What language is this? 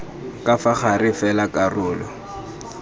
Tswana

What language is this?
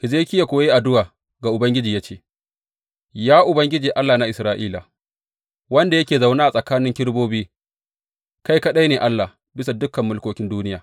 Hausa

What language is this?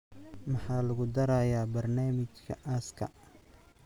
Somali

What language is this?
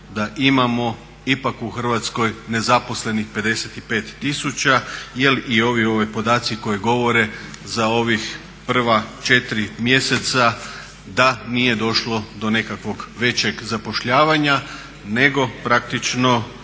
Croatian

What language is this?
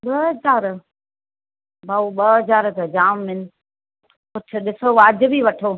Sindhi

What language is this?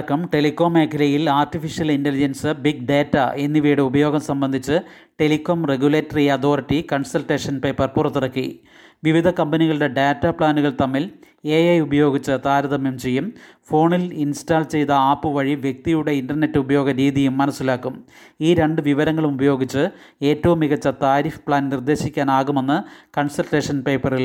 Malayalam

